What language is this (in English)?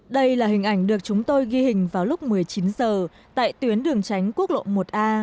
Vietnamese